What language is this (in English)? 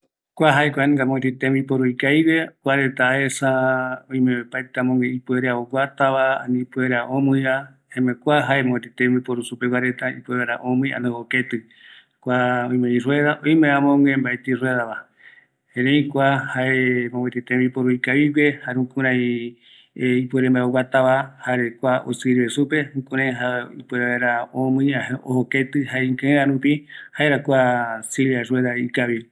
Eastern Bolivian Guaraní